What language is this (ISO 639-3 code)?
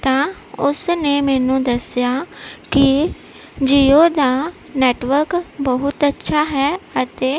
pan